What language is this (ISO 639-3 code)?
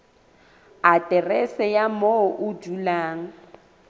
sot